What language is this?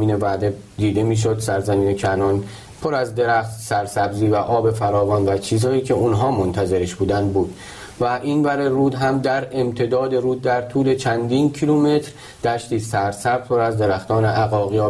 Persian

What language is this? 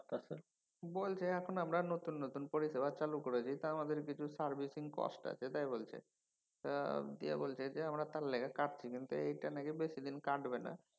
Bangla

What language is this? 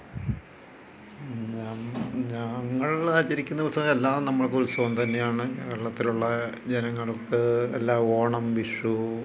Malayalam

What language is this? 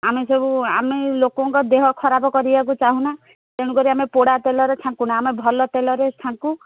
Odia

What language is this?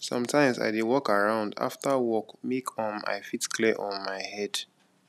Nigerian Pidgin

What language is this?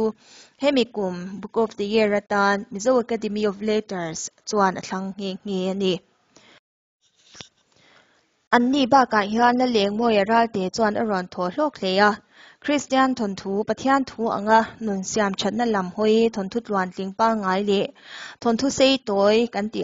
Thai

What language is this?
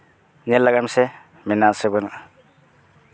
Santali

